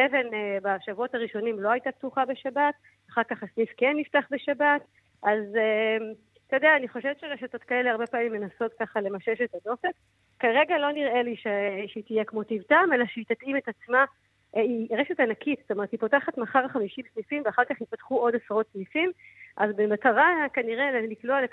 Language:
Hebrew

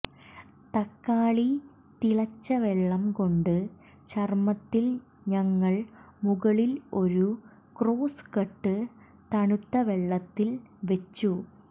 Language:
Malayalam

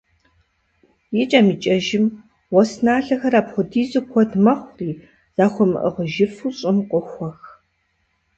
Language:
Kabardian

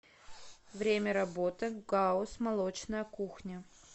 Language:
Russian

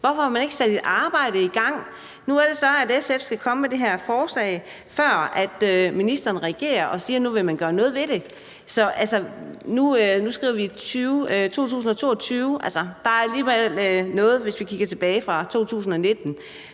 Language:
Danish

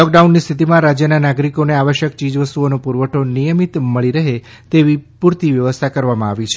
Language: Gujarati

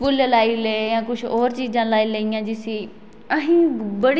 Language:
Dogri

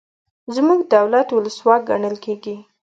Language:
Pashto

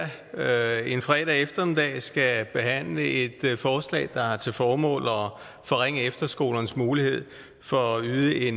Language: Danish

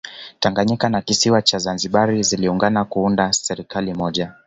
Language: Swahili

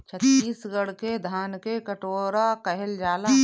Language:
Bhojpuri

